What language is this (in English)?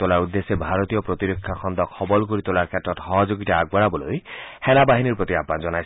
Assamese